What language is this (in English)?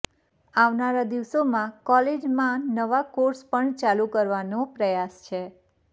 Gujarati